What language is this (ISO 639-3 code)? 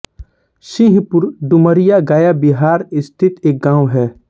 hin